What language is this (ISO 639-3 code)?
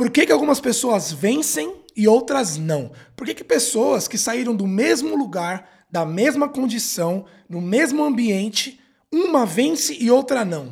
por